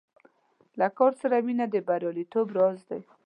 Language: Pashto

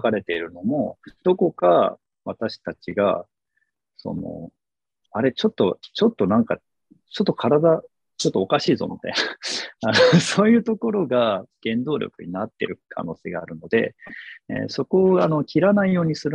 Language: Japanese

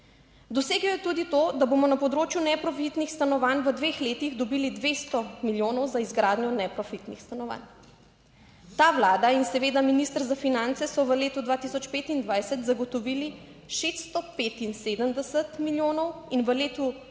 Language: Slovenian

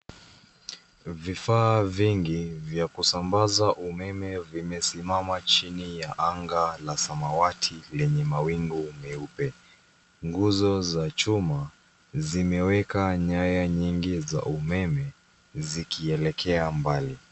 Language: Swahili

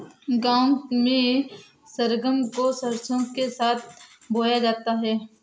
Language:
Hindi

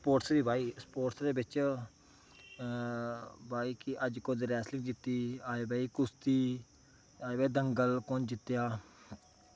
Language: Dogri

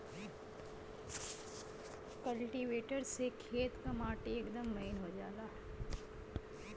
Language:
Bhojpuri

